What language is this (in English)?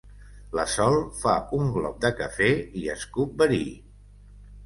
Catalan